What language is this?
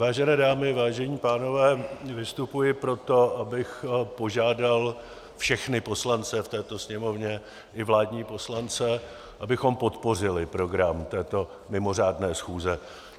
Czech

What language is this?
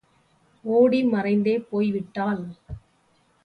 Tamil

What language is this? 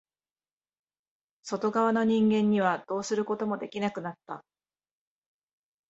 Japanese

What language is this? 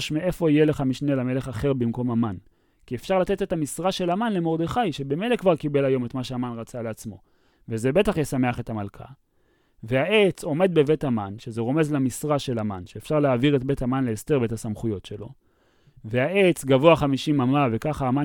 Hebrew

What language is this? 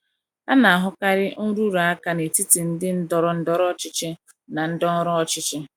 Igbo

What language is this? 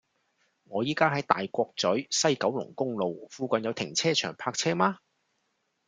Cantonese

